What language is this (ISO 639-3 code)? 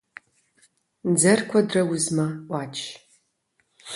kbd